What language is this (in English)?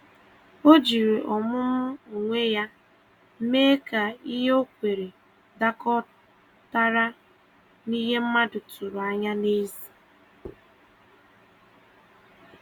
Igbo